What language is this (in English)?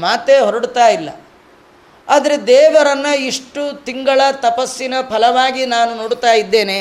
Kannada